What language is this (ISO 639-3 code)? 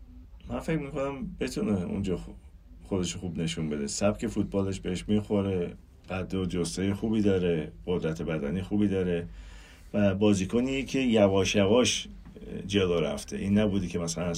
fas